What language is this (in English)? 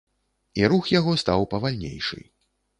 Belarusian